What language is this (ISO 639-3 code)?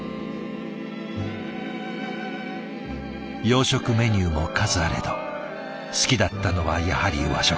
jpn